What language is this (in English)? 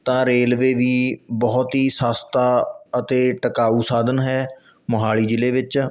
Punjabi